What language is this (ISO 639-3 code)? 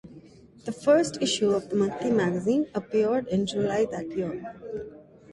eng